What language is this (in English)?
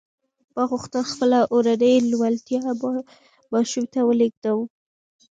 Pashto